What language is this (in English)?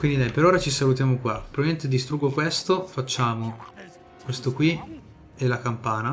Italian